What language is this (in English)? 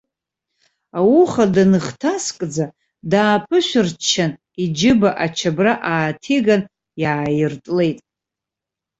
Abkhazian